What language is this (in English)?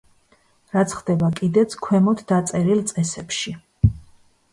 Georgian